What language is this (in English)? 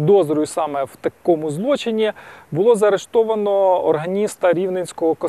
Ukrainian